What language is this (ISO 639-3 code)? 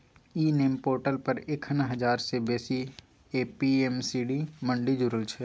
mai